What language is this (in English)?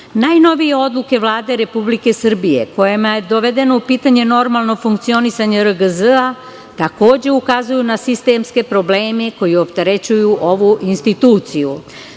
Serbian